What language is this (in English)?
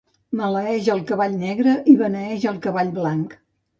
Catalan